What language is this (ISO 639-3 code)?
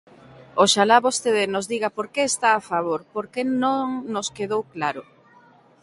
glg